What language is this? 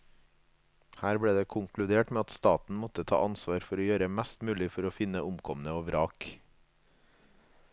Norwegian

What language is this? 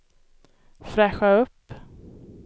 Swedish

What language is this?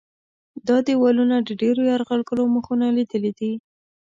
Pashto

